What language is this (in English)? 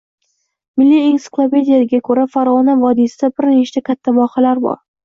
Uzbek